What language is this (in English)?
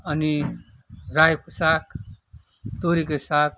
Nepali